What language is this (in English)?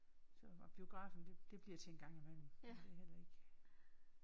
Danish